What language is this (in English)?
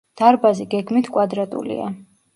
Georgian